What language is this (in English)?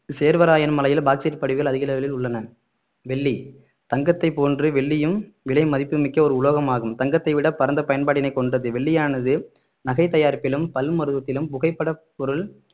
Tamil